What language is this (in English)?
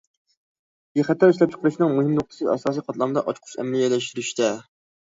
Uyghur